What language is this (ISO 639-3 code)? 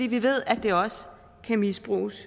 dan